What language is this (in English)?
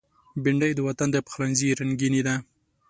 Pashto